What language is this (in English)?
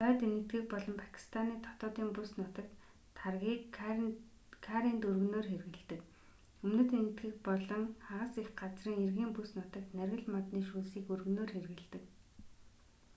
Mongolian